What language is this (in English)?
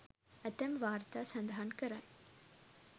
Sinhala